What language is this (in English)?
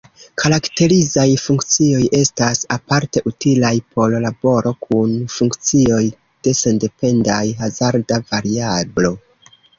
Esperanto